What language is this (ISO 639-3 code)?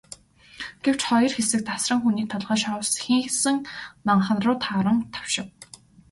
mon